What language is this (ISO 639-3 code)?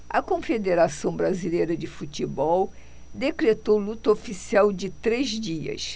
por